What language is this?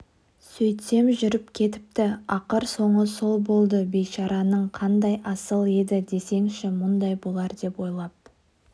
Kazakh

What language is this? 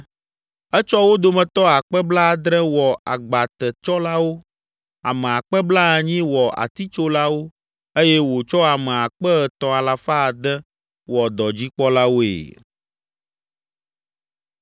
Ewe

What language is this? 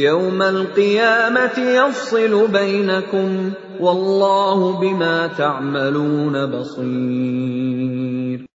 Arabic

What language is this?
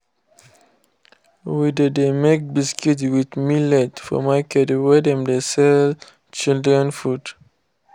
Nigerian Pidgin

